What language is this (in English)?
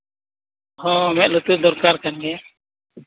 Santali